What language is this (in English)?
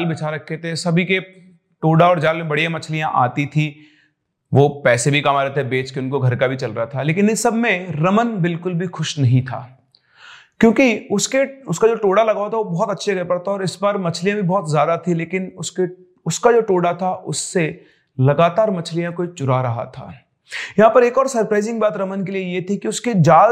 Hindi